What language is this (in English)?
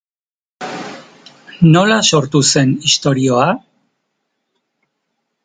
Basque